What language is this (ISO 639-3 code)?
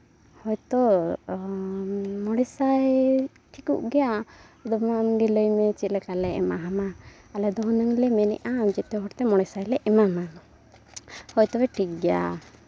sat